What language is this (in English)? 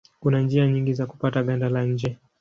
Swahili